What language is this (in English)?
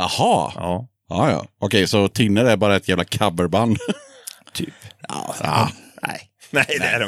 Swedish